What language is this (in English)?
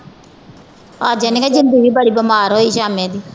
Punjabi